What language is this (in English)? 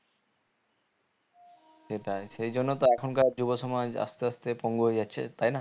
Bangla